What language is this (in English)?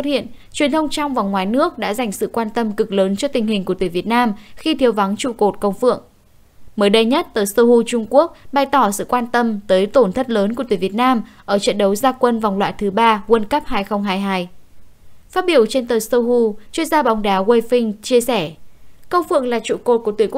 Vietnamese